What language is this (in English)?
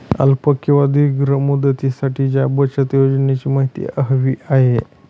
Marathi